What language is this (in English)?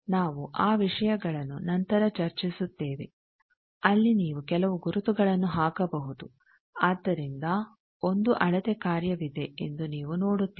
Kannada